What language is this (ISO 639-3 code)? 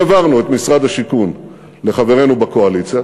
heb